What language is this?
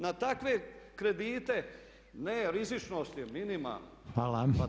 Croatian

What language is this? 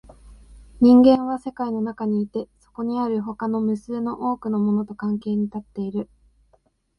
Japanese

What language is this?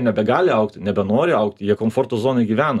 Lithuanian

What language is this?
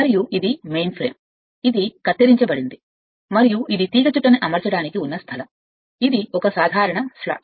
Telugu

